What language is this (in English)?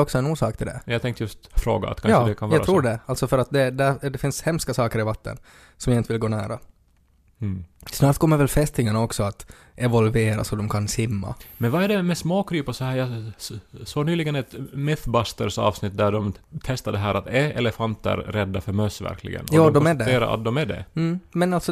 Swedish